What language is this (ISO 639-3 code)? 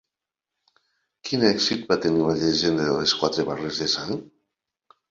cat